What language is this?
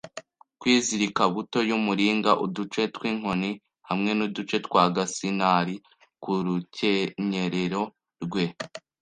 Kinyarwanda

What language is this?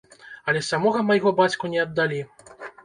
Belarusian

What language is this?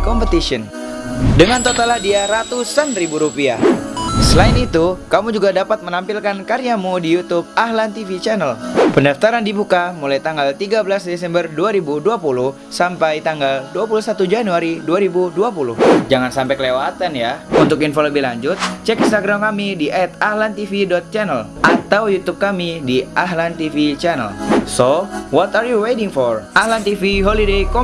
Indonesian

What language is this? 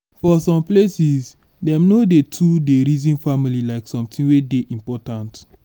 Nigerian Pidgin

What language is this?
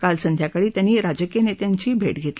Marathi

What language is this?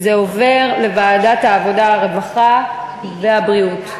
Hebrew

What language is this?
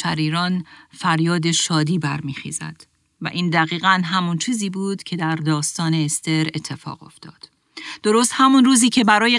Persian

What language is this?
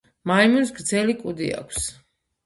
Georgian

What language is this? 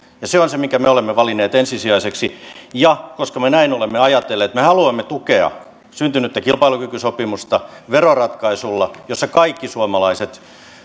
Finnish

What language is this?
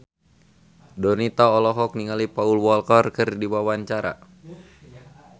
Sundanese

